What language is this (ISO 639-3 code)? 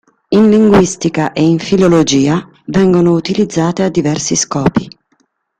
ita